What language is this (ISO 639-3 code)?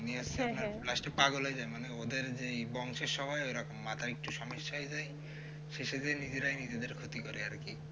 ben